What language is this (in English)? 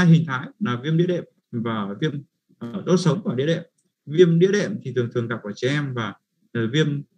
Vietnamese